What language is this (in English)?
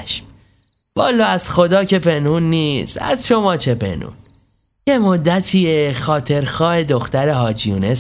Persian